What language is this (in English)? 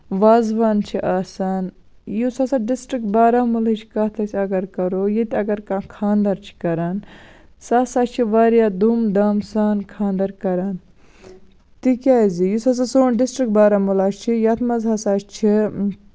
Kashmiri